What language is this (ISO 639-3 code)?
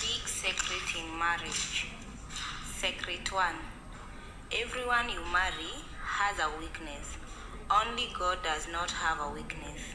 eng